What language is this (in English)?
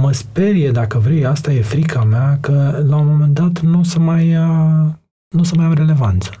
Romanian